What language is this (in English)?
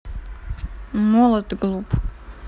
Russian